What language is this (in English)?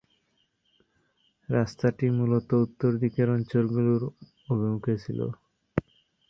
Bangla